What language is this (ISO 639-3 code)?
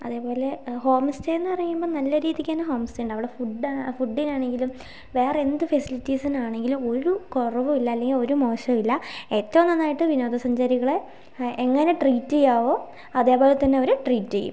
mal